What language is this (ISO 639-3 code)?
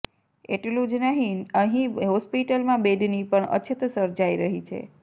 guj